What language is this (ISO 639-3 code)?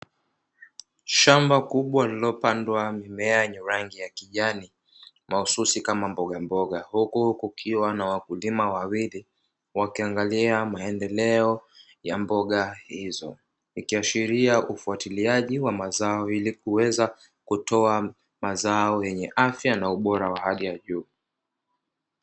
swa